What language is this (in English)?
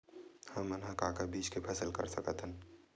Chhattisgarhi